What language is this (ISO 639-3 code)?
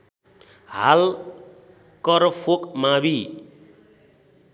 nep